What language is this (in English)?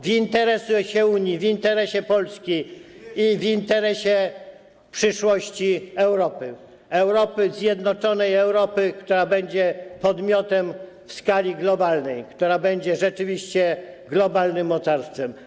Polish